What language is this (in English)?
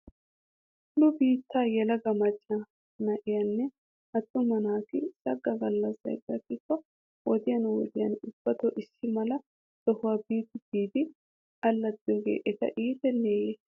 Wolaytta